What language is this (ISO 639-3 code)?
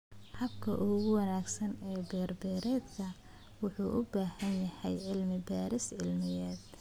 som